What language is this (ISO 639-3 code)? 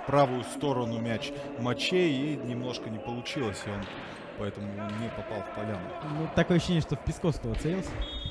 rus